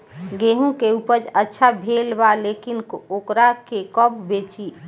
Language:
Bhojpuri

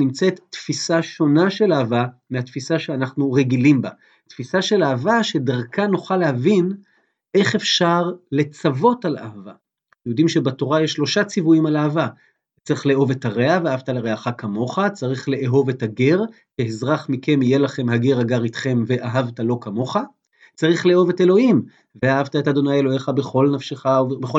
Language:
Hebrew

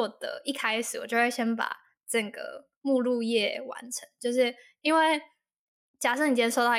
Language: Chinese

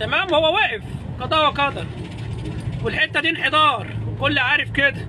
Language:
Arabic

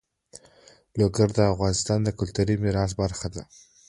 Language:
Pashto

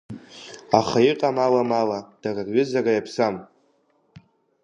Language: Abkhazian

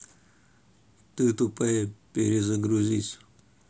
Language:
Russian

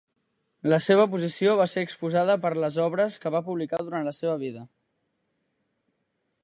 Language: Catalan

